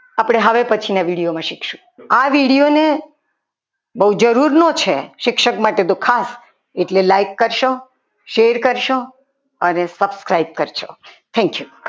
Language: Gujarati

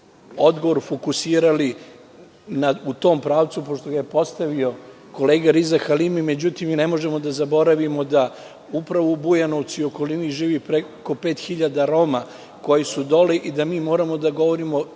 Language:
Serbian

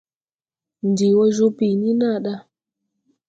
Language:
Tupuri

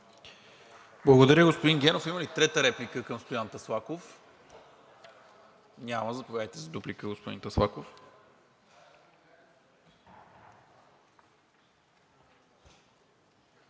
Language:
Bulgarian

